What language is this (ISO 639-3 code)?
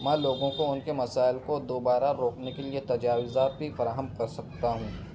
urd